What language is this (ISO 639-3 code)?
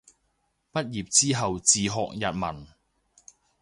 yue